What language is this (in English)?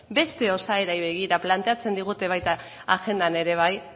Basque